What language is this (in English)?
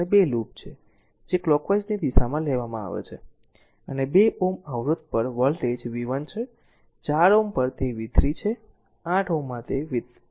Gujarati